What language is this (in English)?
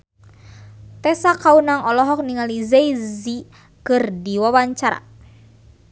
Sundanese